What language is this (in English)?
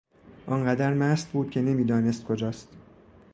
Persian